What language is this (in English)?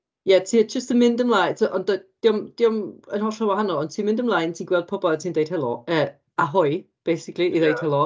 Welsh